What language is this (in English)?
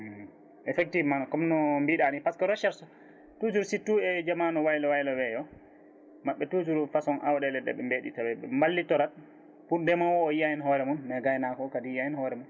Fula